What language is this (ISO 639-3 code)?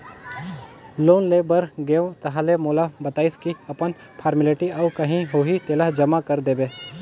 hne